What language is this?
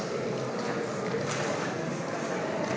Slovenian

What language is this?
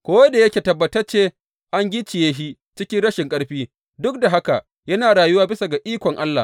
Hausa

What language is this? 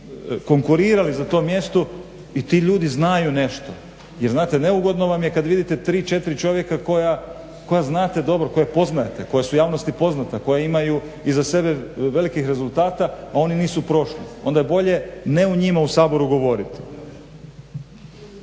Croatian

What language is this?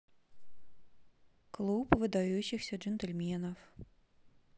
Russian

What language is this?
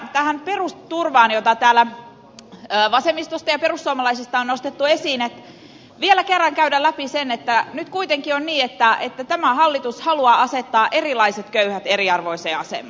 Finnish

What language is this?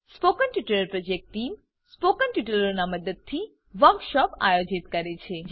Gujarati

